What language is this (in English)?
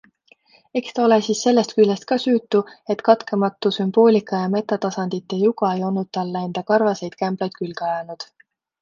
Estonian